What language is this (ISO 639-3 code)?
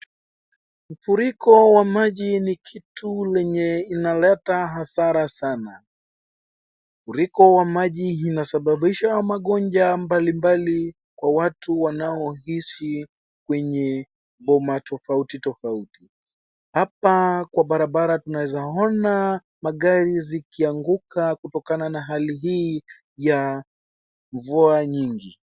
swa